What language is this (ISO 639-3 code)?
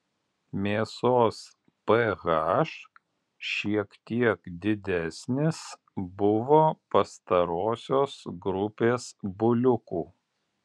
lit